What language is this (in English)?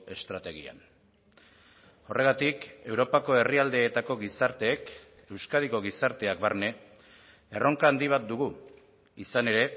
Basque